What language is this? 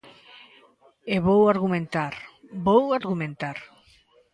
Galician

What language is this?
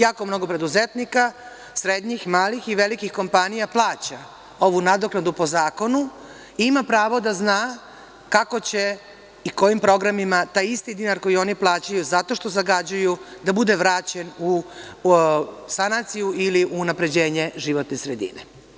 Serbian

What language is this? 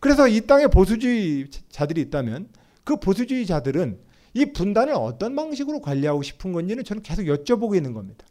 Korean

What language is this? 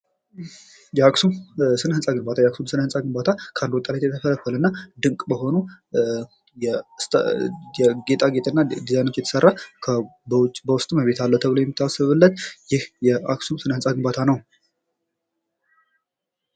Amharic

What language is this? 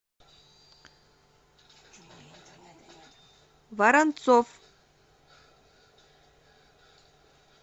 Russian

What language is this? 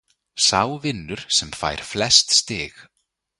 Icelandic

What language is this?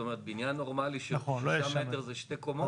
Hebrew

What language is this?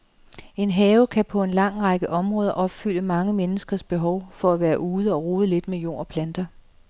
Danish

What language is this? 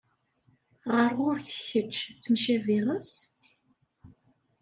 Kabyle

